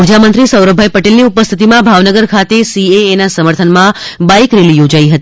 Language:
Gujarati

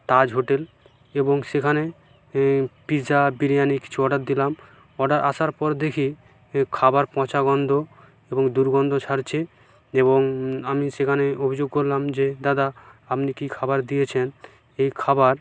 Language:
Bangla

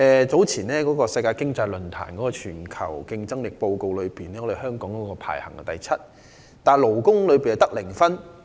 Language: Cantonese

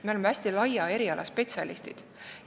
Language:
Estonian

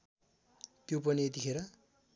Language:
Nepali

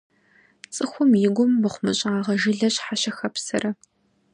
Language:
Kabardian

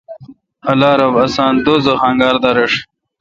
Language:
Kalkoti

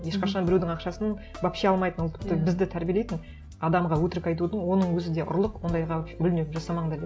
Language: Kazakh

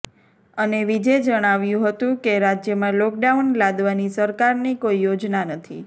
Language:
Gujarati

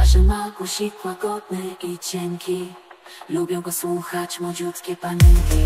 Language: Polish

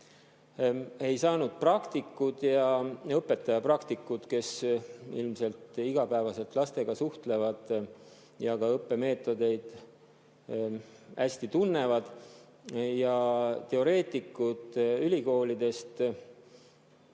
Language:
Estonian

